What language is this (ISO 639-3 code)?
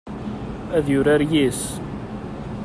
kab